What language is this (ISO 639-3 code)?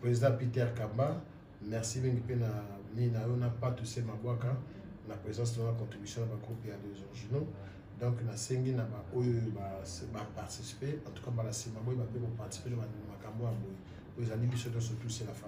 fra